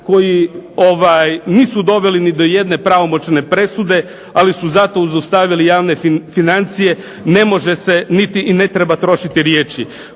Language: Croatian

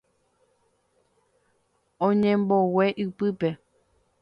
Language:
Guarani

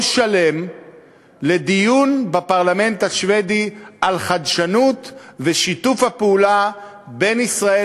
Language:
Hebrew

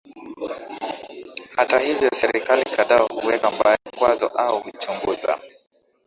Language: Swahili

